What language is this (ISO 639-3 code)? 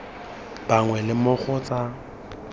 tsn